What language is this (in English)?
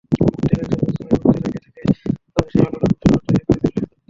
Bangla